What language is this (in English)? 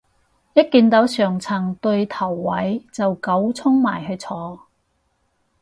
Cantonese